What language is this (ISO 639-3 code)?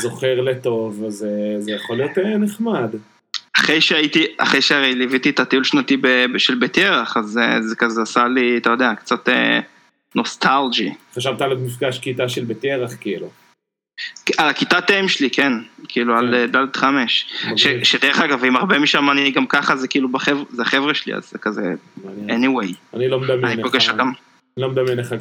heb